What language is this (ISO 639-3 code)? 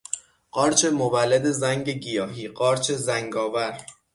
fas